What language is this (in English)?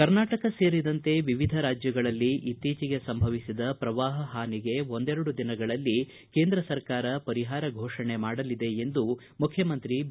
Kannada